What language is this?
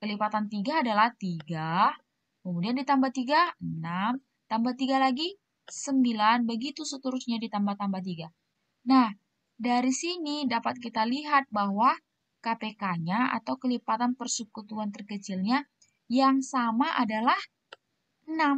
Indonesian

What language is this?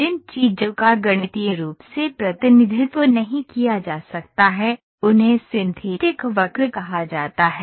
Hindi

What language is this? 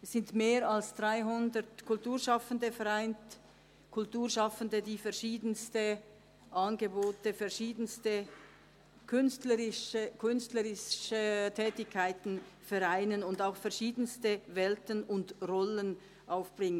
Swiss German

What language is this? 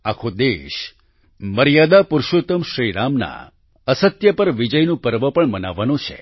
Gujarati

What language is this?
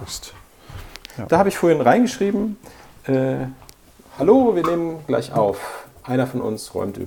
German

